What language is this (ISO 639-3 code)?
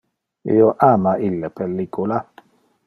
ina